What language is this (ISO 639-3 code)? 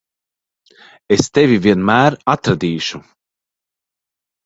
lav